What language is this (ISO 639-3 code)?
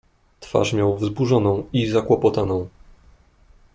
pol